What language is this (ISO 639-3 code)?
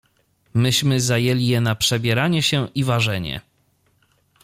pol